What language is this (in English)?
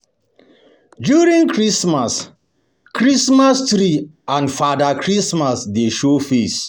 Nigerian Pidgin